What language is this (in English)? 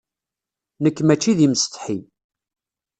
Kabyle